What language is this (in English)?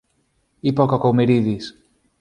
Greek